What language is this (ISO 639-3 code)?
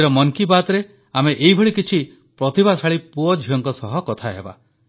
ori